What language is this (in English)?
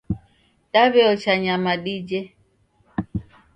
Taita